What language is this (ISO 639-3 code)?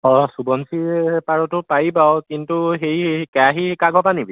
asm